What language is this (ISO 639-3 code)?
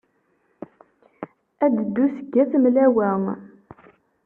kab